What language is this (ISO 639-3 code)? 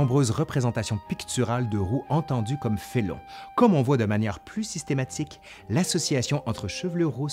fra